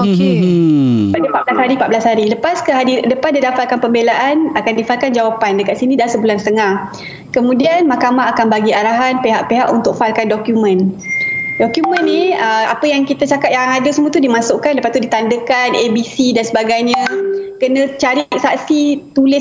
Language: Malay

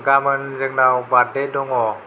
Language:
Bodo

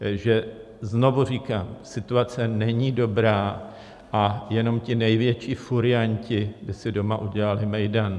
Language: Czech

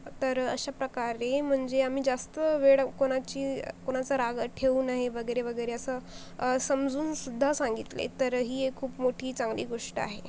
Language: Marathi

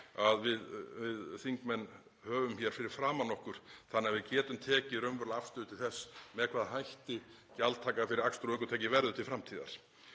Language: Icelandic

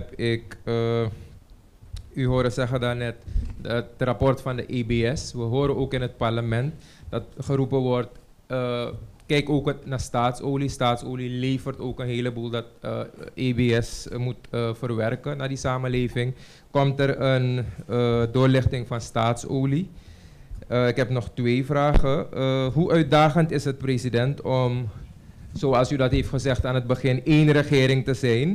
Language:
Dutch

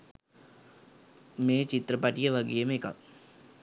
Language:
Sinhala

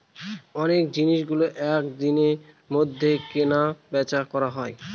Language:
Bangla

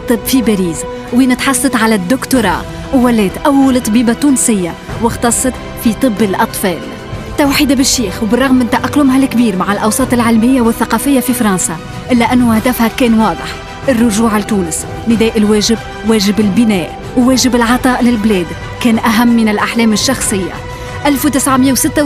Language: Arabic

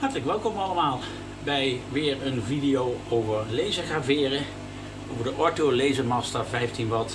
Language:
Dutch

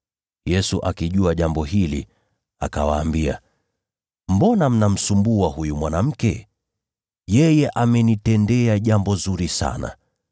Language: Swahili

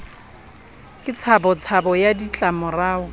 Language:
Southern Sotho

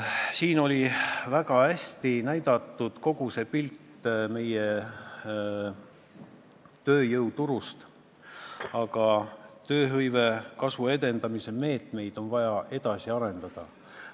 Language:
Estonian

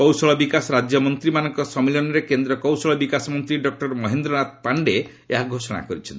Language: Odia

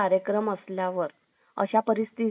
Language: Marathi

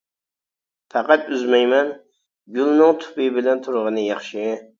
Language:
Uyghur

